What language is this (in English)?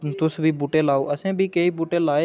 Dogri